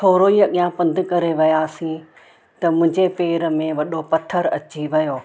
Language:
Sindhi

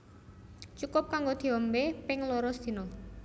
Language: Javanese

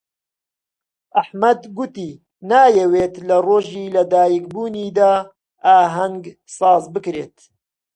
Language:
Central Kurdish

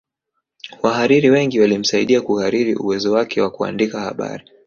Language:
Swahili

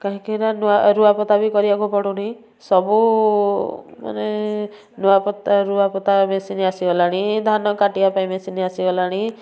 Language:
Odia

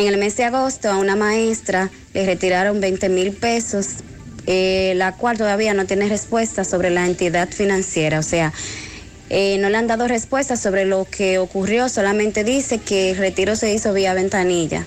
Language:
Spanish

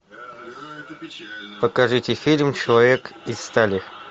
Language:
Russian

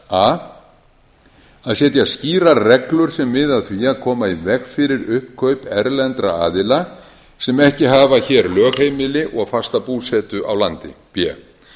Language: Icelandic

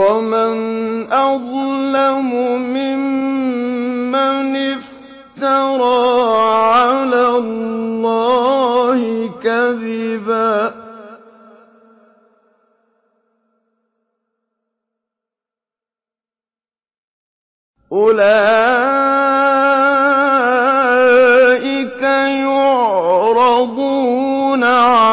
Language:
Arabic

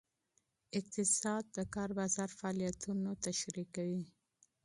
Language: Pashto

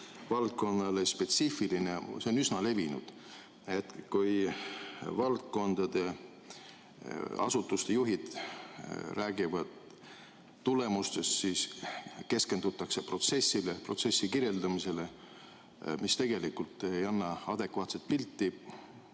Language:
Estonian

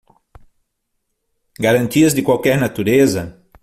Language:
Portuguese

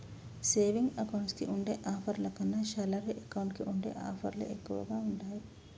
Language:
Telugu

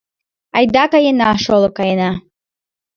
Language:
Mari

